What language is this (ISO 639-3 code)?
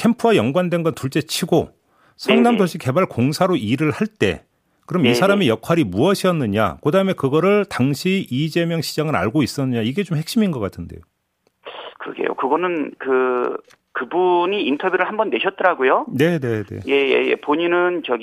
kor